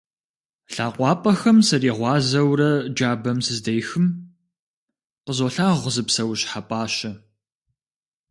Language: Kabardian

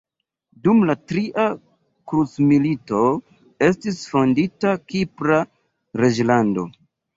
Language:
Esperanto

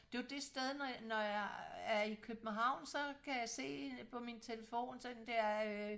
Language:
Danish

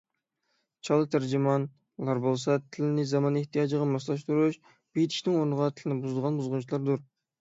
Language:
Uyghur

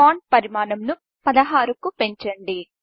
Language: Telugu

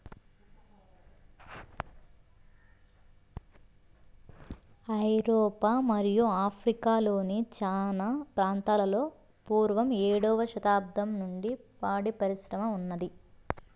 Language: Telugu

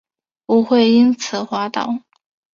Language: Chinese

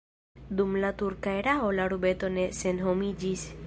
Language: Esperanto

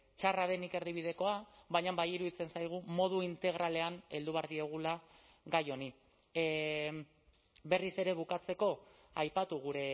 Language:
Basque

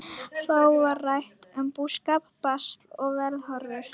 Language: Icelandic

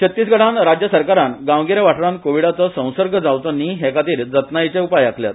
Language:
Konkani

